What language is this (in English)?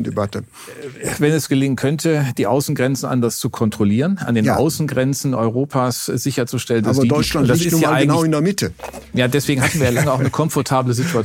German